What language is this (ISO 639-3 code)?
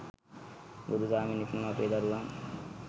sin